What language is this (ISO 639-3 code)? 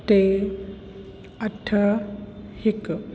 snd